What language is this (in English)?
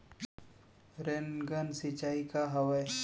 Chhattisgarhi